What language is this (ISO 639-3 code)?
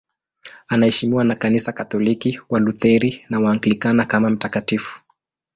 swa